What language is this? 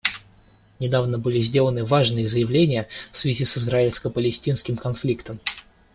Russian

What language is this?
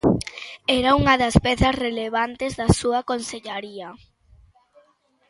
Galician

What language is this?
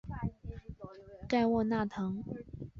Chinese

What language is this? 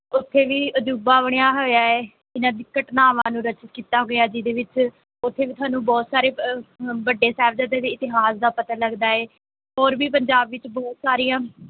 Punjabi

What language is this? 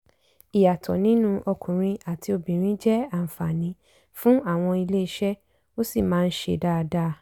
Yoruba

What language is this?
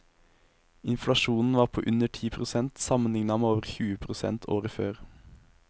Norwegian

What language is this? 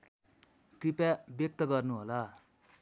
Nepali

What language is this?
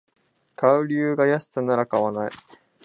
Japanese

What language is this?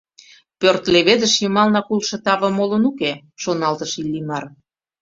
Mari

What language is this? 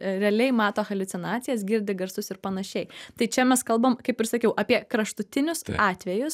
Lithuanian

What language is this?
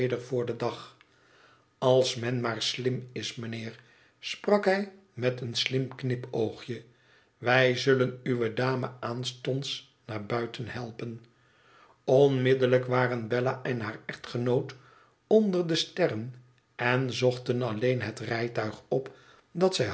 Dutch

